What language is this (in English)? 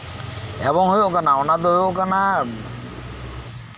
Santali